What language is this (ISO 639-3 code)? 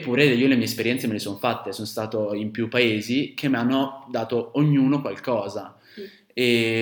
ita